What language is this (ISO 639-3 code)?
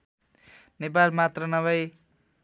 nep